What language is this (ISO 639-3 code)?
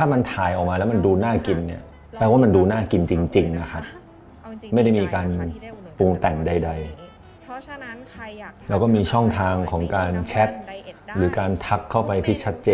tha